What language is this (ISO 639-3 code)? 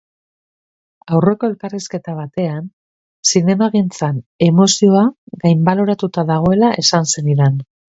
eus